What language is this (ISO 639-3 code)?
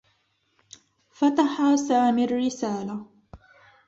ara